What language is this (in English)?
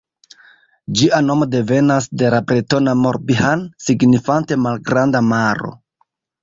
Esperanto